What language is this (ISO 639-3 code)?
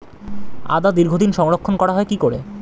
ben